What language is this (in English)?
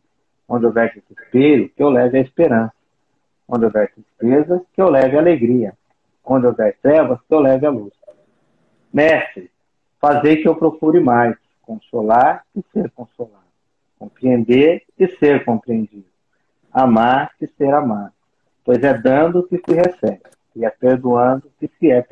Portuguese